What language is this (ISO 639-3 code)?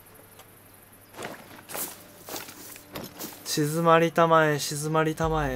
jpn